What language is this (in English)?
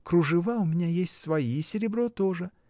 Russian